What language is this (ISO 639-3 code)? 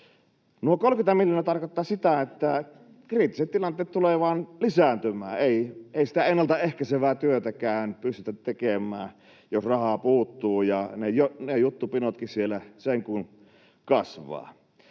fin